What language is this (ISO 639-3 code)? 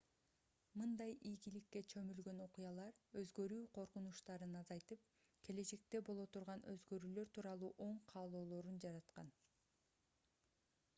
kir